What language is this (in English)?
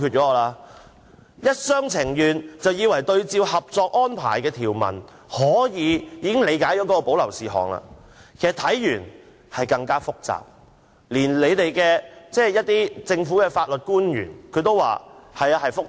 Cantonese